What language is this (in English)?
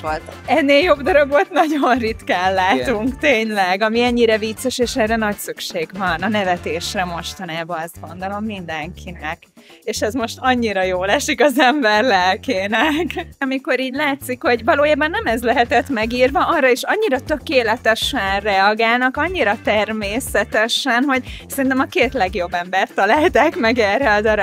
Hungarian